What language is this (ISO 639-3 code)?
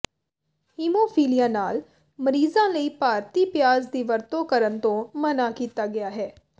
pan